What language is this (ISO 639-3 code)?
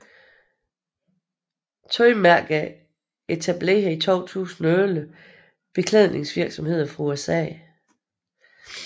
dan